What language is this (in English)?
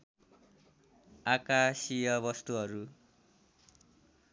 Nepali